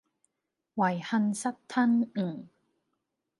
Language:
Cantonese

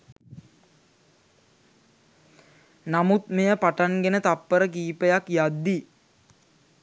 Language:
Sinhala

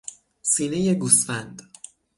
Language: Persian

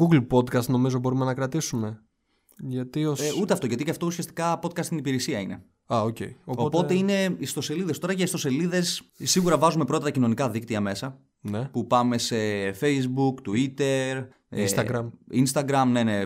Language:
Greek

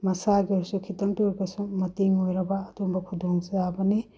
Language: Manipuri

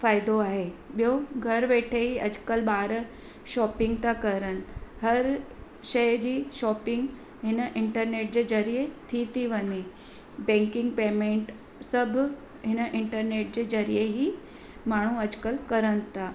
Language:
Sindhi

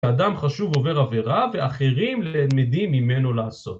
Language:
Hebrew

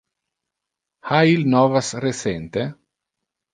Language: Interlingua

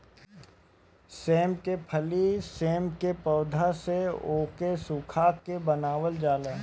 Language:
Bhojpuri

